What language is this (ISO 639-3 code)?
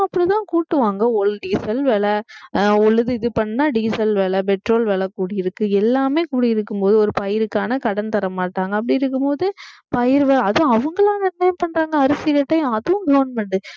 tam